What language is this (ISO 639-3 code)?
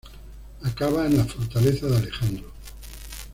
spa